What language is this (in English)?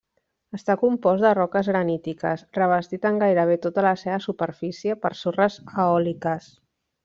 Catalan